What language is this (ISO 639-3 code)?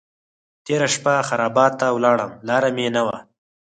pus